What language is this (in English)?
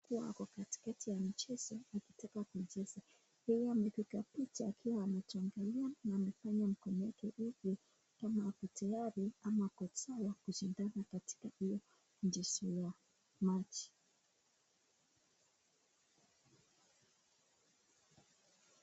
Swahili